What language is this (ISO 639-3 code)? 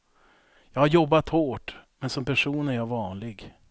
swe